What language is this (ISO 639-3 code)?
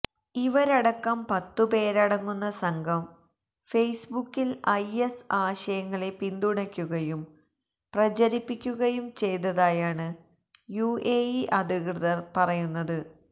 mal